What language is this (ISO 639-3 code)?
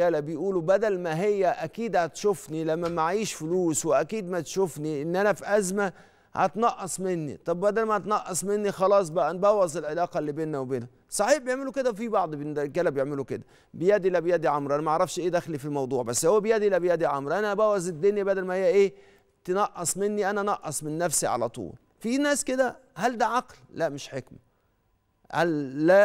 ara